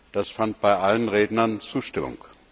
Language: German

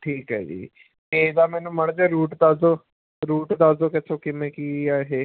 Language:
Punjabi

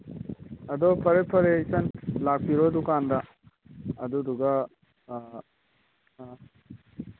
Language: Manipuri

